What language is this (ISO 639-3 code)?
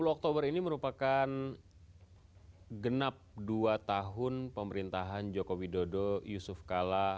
ind